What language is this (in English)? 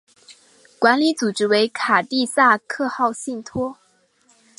Chinese